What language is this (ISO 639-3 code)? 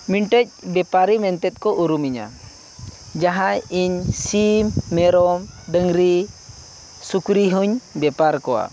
sat